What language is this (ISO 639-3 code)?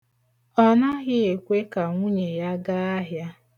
ibo